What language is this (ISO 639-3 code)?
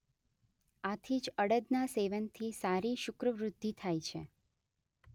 guj